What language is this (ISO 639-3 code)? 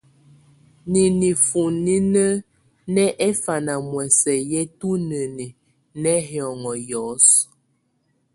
tvu